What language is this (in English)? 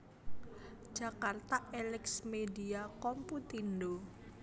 Javanese